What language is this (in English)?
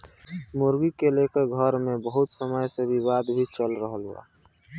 Bhojpuri